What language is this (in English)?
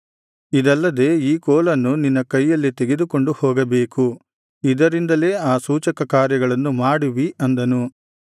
Kannada